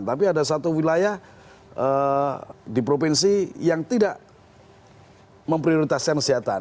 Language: Indonesian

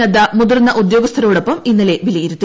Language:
Malayalam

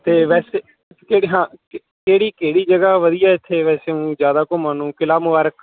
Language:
Punjabi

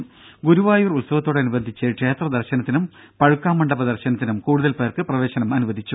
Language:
Malayalam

